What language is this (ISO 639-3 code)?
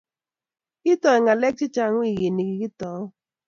kln